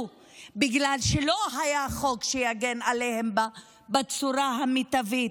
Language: Hebrew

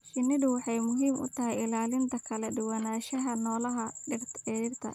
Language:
Somali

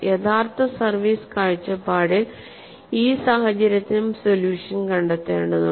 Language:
Malayalam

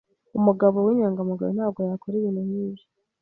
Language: Kinyarwanda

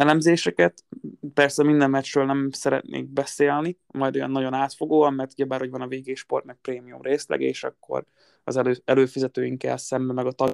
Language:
Hungarian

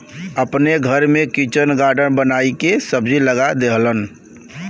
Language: Bhojpuri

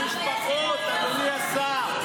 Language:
Hebrew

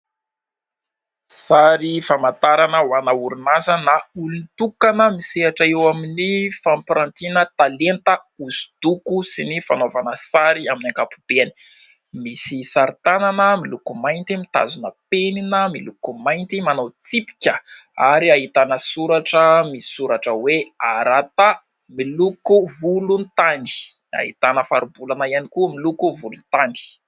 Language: Malagasy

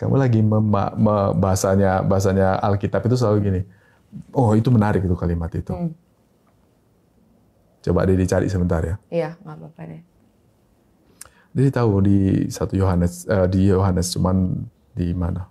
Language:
Indonesian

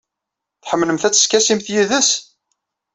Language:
Kabyle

